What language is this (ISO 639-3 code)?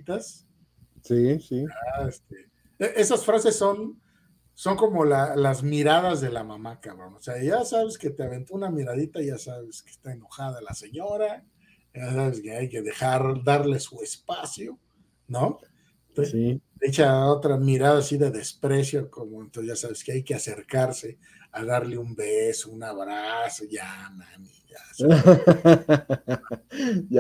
spa